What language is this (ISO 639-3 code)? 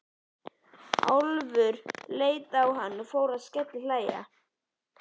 isl